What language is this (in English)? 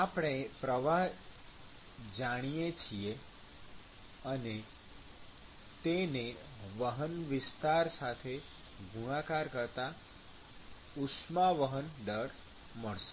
Gujarati